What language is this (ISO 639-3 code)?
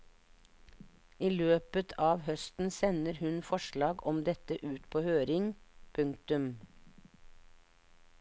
nor